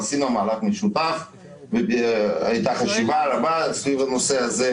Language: Hebrew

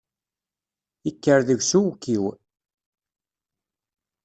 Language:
Kabyle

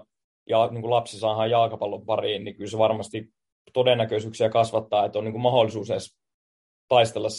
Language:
Finnish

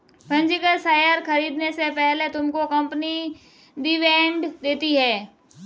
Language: Hindi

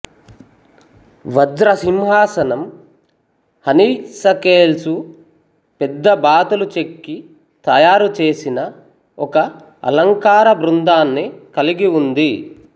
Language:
Telugu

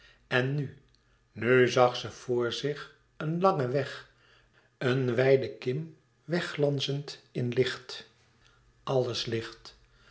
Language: Dutch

